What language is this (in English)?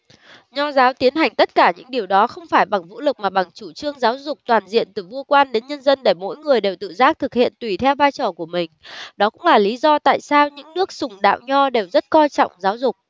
Vietnamese